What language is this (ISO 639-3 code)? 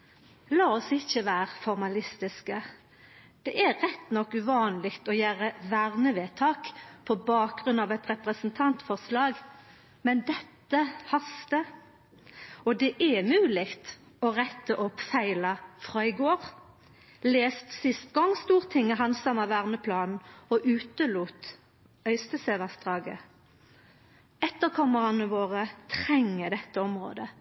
nno